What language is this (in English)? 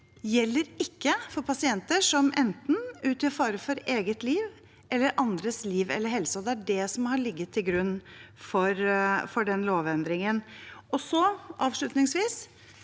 Norwegian